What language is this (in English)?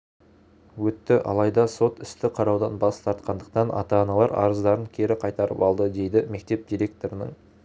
Kazakh